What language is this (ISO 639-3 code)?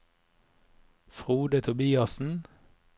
nor